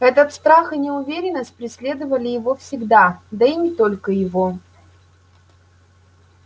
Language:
Russian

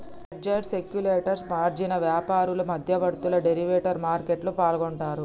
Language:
Telugu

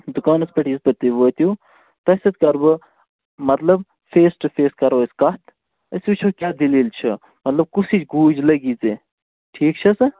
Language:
Kashmiri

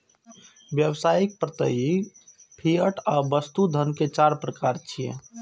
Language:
Maithili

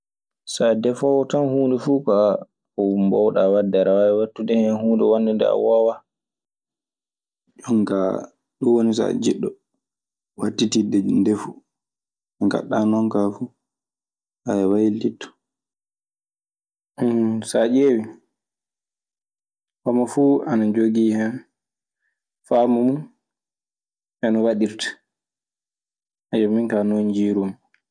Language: Maasina Fulfulde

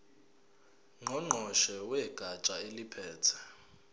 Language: Zulu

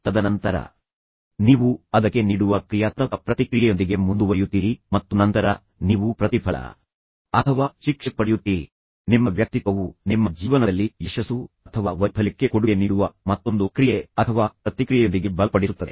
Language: Kannada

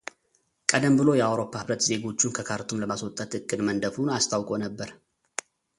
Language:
Amharic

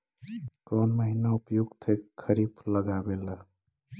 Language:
Magahi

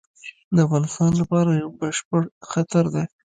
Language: Pashto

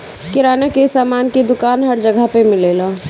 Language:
Bhojpuri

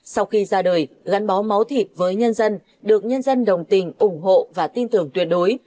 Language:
Vietnamese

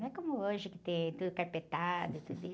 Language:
Portuguese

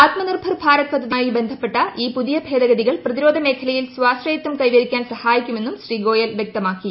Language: Malayalam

